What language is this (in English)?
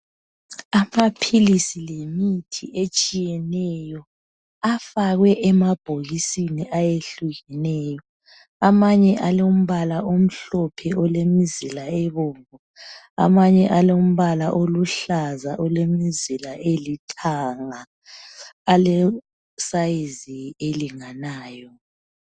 North Ndebele